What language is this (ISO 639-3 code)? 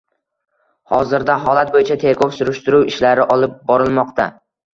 uzb